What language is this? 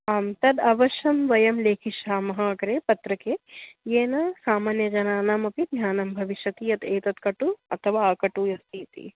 Sanskrit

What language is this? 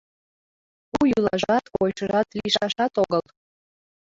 Mari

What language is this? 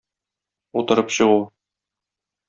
Tatar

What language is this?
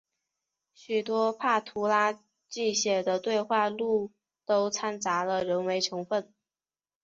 Chinese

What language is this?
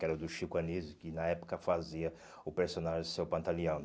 Portuguese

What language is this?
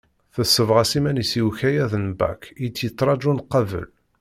Kabyle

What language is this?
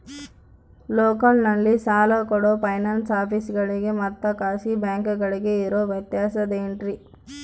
Kannada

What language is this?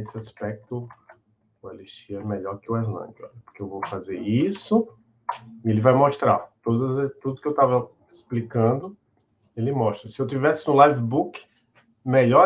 Portuguese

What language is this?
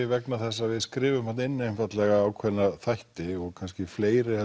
Icelandic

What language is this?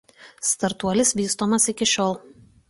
Lithuanian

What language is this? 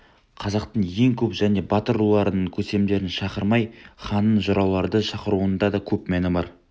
Kazakh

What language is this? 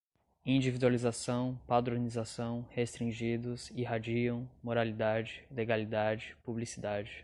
Portuguese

